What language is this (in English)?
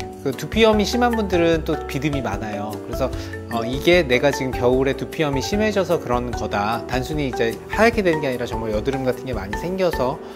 Korean